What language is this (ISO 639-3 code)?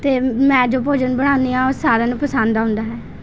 pan